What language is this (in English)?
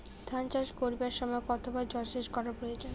Bangla